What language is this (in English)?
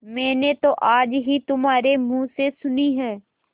Hindi